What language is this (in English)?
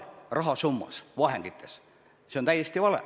Estonian